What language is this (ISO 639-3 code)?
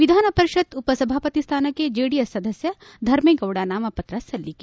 kan